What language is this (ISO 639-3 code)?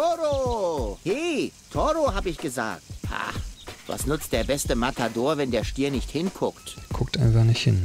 deu